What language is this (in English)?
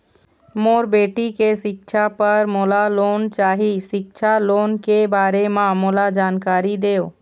Chhattisgarhi